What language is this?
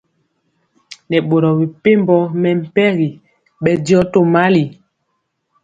Mpiemo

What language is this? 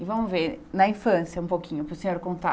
Portuguese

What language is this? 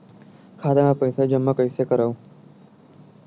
Chhattisgarhi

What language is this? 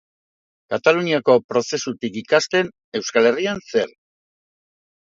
Basque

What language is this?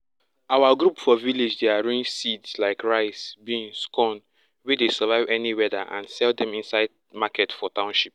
Nigerian Pidgin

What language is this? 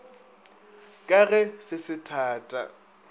Northern Sotho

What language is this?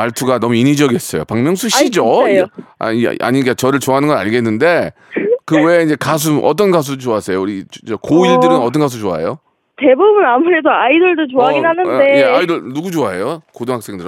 Korean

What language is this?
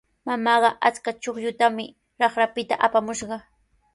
Sihuas Ancash Quechua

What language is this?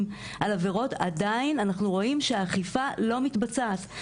Hebrew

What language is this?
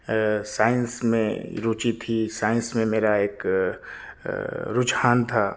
Urdu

